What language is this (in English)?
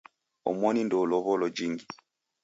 Taita